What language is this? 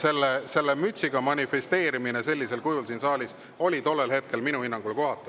Estonian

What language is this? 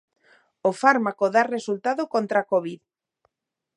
Galician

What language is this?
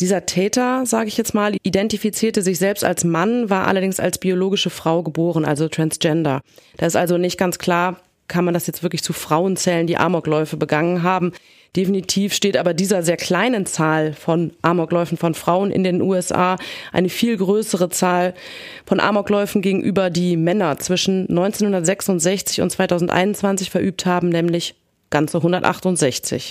German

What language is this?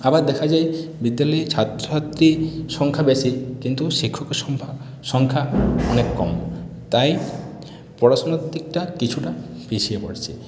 Bangla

